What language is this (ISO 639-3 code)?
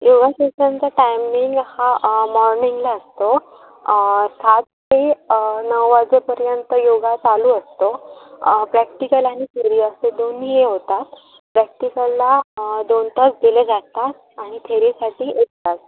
mar